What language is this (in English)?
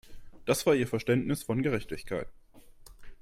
German